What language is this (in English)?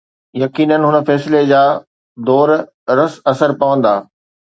Sindhi